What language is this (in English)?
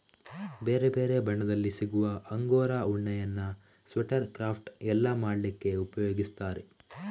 Kannada